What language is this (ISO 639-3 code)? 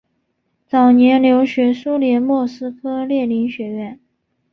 zho